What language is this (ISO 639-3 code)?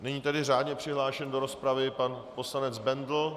ces